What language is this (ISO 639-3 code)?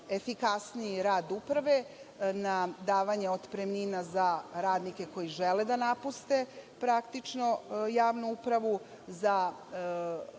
srp